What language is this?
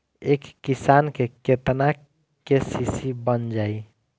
Bhojpuri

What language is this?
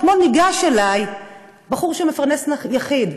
Hebrew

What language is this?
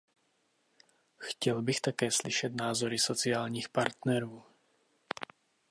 Czech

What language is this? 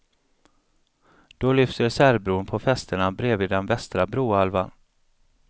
Swedish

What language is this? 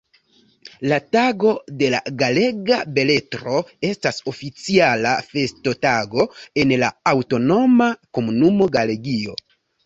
Esperanto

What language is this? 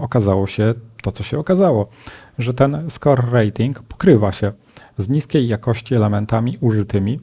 Polish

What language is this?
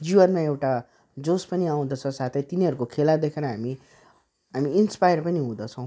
Nepali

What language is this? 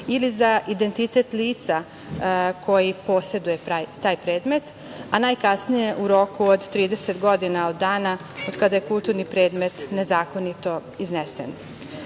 Serbian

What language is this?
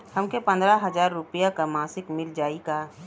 Bhojpuri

